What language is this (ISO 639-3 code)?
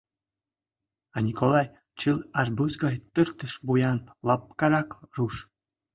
chm